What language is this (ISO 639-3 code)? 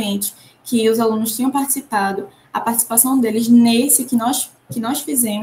por